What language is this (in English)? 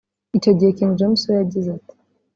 Kinyarwanda